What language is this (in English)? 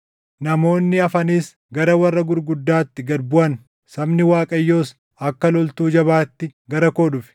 Oromo